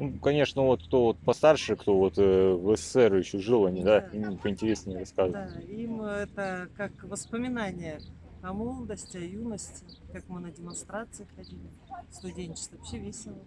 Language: Russian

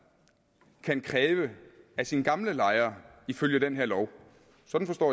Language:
Danish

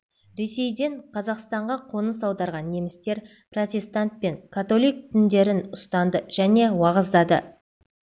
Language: Kazakh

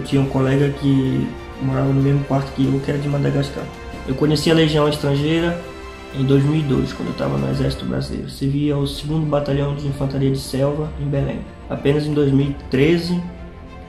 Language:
Portuguese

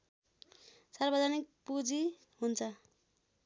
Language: Nepali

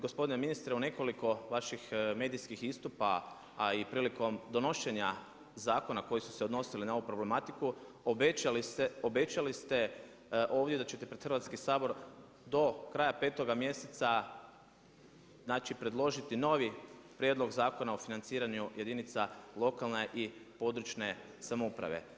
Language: Croatian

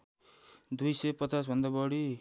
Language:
Nepali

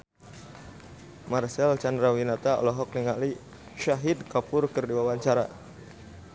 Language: Sundanese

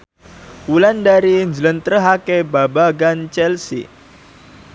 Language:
Javanese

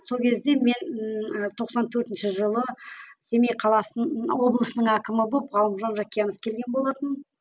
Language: Kazakh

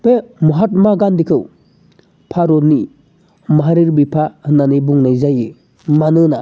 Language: Bodo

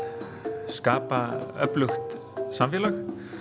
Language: Icelandic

